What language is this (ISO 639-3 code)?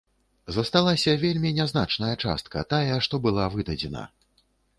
bel